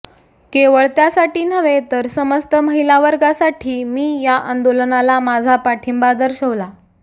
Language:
Marathi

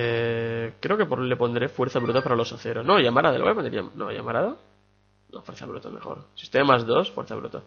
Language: Spanish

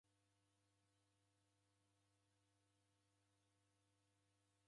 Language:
Taita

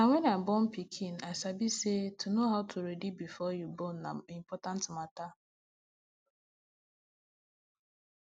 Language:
Nigerian Pidgin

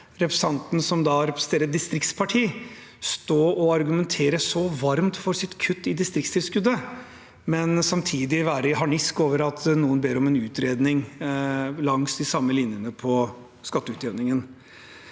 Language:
Norwegian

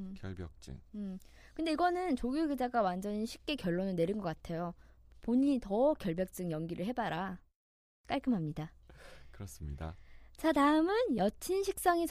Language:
Korean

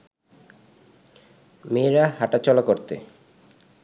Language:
Bangla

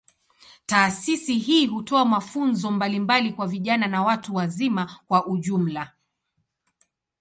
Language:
Swahili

